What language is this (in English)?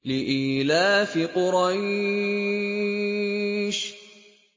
Arabic